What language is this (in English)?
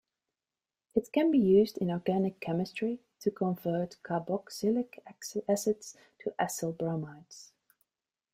English